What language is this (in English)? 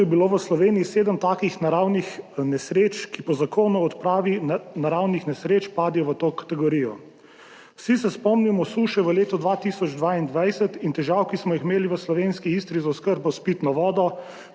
Slovenian